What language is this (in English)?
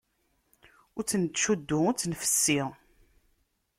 Kabyle